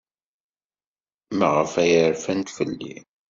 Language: Kabyle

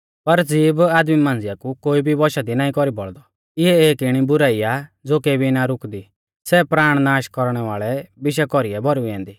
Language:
Mahasu Pahari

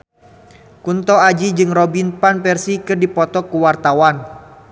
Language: Sundanese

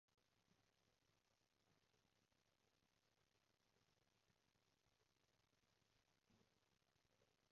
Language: Cantonese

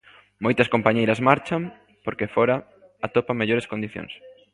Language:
Galician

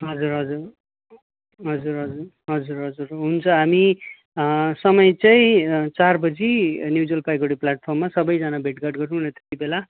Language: Nepali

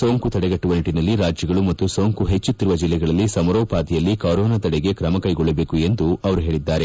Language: Kannada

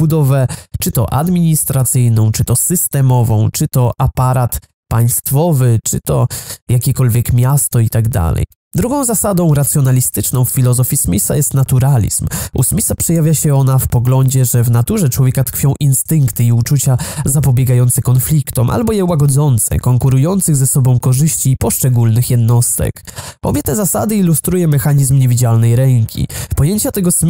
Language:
Polish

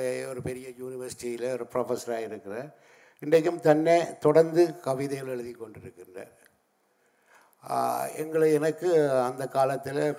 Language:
Tamil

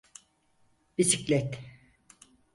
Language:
Turkish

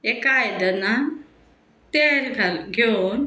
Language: Konkani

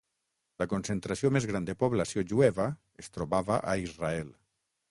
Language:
Catalan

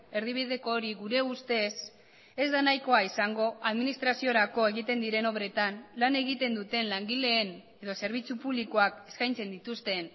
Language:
Basque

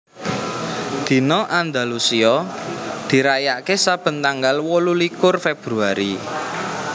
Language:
Javanese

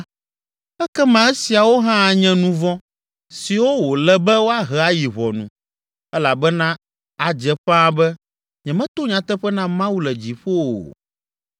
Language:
Ewe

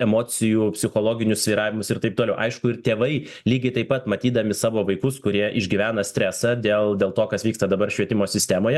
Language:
Lithuanian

